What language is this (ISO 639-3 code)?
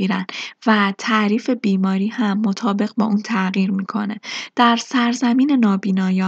fas